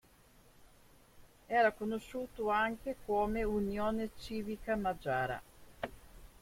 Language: Italian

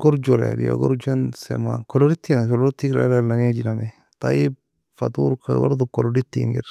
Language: Nobiin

